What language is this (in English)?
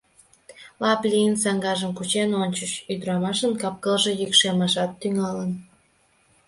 Mari